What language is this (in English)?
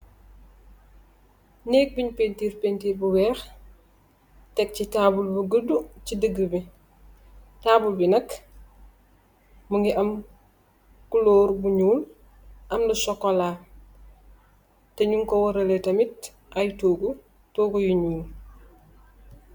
Wolof